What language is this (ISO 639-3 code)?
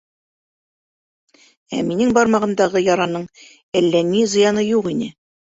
bak